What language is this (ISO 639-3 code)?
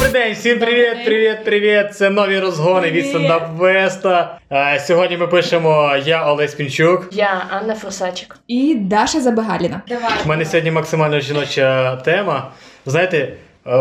ukr